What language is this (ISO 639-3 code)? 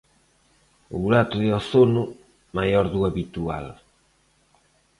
glg